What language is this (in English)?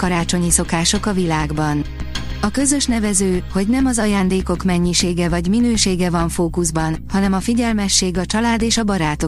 Hungarian